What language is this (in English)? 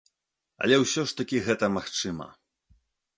Belarusian